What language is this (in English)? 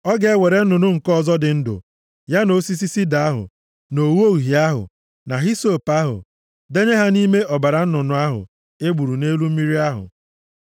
Igbo